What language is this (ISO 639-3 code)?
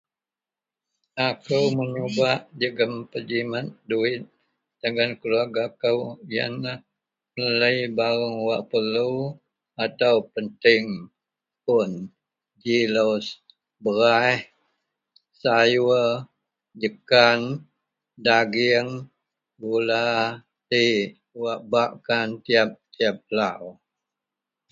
mel